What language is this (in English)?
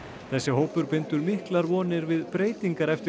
Icelandic